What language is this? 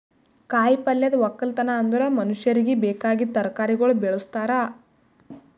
Kannada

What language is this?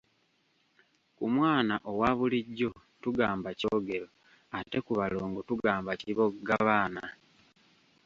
Ganda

